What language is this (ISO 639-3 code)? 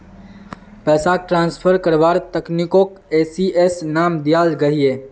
mag